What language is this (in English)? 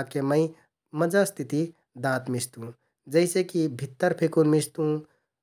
Kathoriya Tharu